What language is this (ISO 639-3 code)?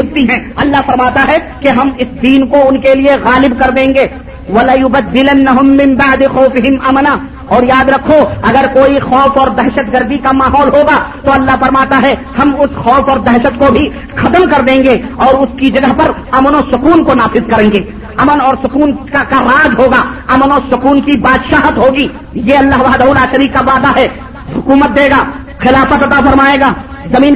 urd